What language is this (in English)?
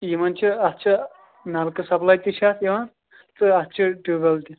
Kashmiri